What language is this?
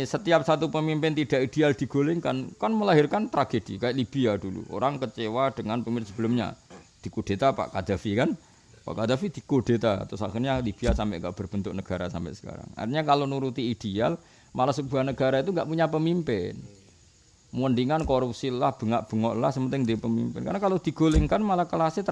Indonesian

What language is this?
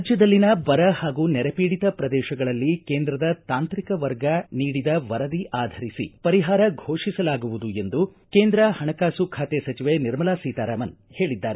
Kannada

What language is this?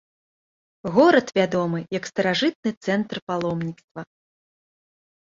Belarusian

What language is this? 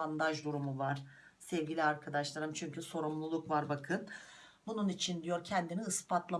Turkish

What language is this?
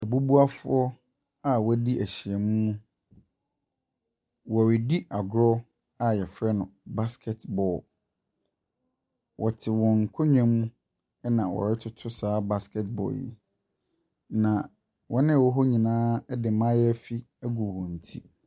Akan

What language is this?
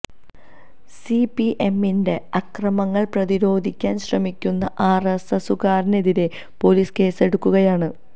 Malayalam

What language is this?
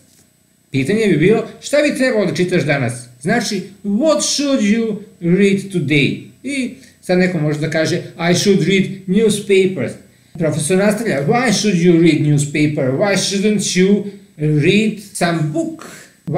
Romanian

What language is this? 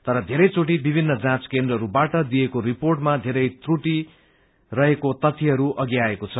Nepali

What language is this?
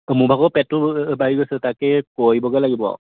Assamese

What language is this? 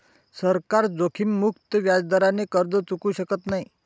Marathi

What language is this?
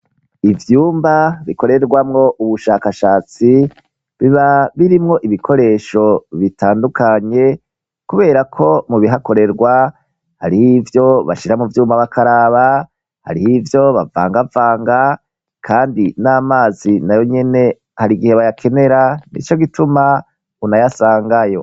Rundi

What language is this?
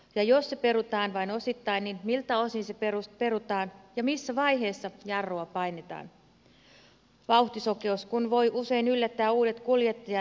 Finnish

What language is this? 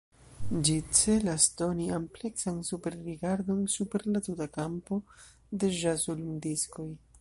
Esperanto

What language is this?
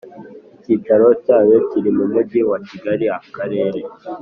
Kinyarwanda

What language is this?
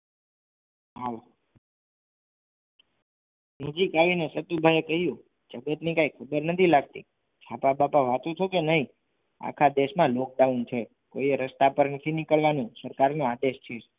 Gujarati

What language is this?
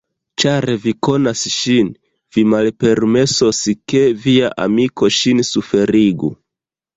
Esperanto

